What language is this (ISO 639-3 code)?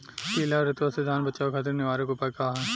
bho